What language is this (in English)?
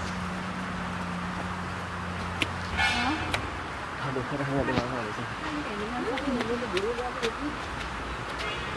Hindi